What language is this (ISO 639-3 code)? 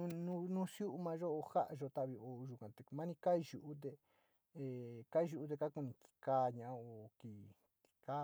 xti